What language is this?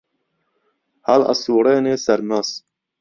Central Kurdish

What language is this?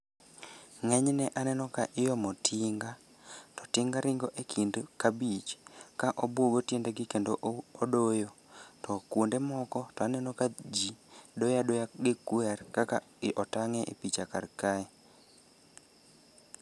Luo (Kenya and Tanzania)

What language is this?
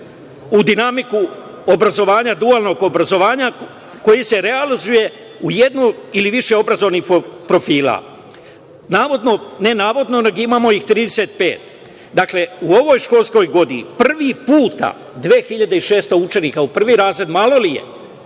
Serbian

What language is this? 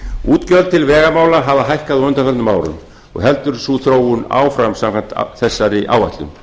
Icelandic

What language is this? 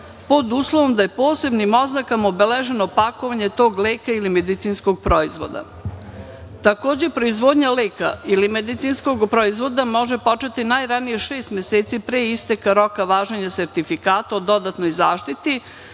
Serbian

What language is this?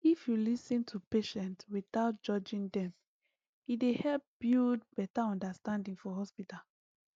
Nigerian Pidgin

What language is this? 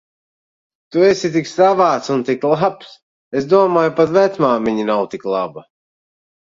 Latvian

